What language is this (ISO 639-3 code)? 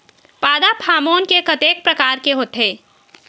hne